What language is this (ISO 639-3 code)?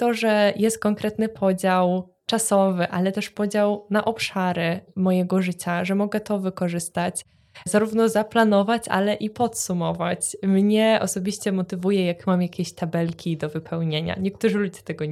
pol